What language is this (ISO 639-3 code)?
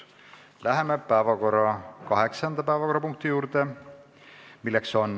est